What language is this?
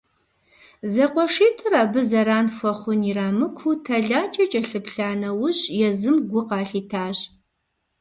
Kabardian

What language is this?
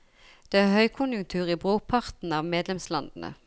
Norwegian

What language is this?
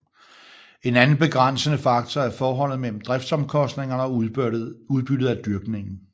Danish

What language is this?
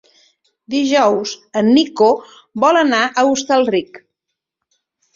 Catalan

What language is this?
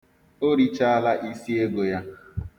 Igbo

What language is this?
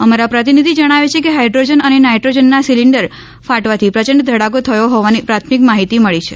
Gujarati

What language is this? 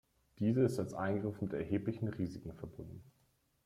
German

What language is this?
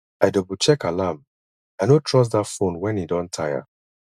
Nigerian Pidgin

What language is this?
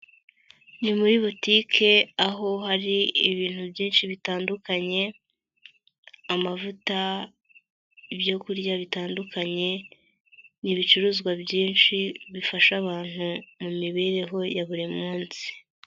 Kinyarwanda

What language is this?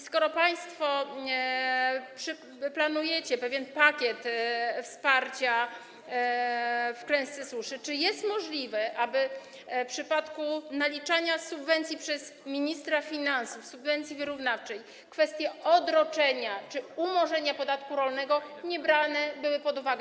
Polish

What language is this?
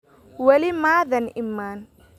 Somali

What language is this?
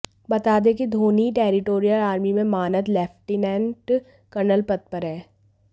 Hindi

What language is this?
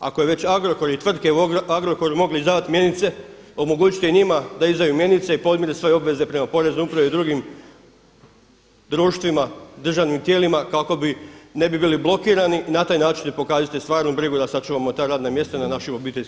Croatian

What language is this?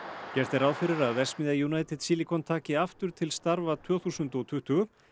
Icelandic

